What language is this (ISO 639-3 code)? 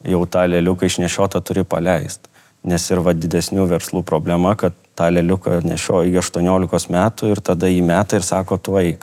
lit